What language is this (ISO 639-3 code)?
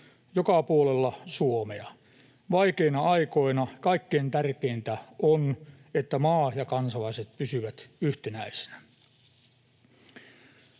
fin